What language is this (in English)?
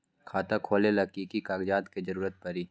Magahi